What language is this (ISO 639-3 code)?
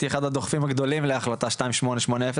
heb